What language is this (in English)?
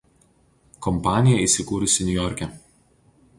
Lithuanian